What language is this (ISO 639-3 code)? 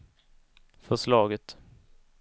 swe